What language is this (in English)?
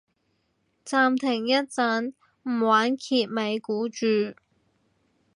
Cantonese